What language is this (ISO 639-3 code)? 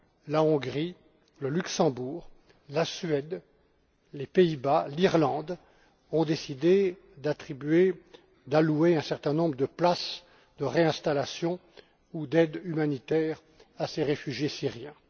fra